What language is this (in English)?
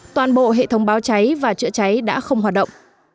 Vietnamese